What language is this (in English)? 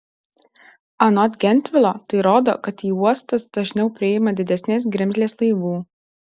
Lithuanian